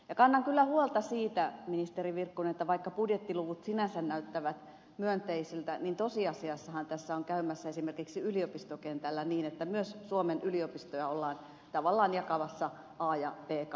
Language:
Finnish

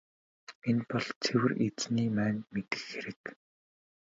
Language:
Mongolian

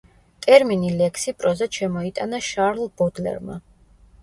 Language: Georgian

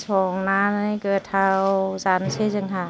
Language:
Bodo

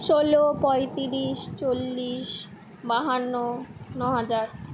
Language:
Bangla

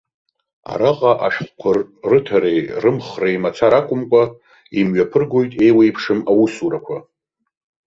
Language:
Abkhazian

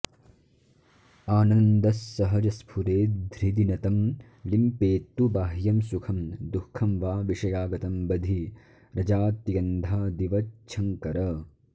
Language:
Sanskrit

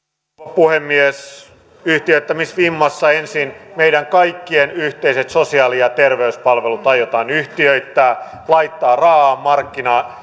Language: Finnish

